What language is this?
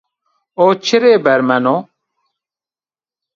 Zaza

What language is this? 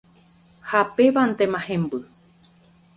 Guarani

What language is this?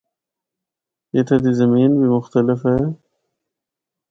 Northern Hindko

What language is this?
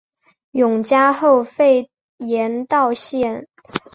Chinese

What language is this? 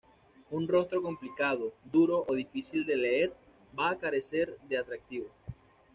Spanish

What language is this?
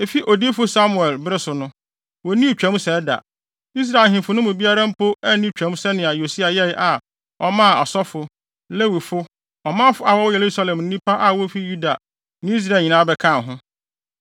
Akan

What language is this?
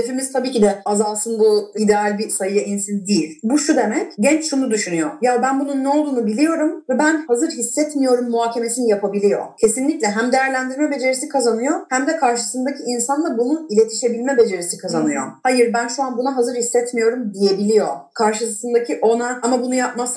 Turkish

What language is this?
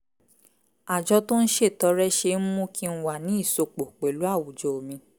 Yoruba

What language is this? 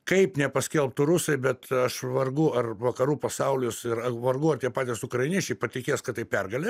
Lithuanian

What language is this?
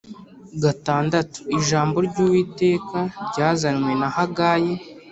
Kinyarwanda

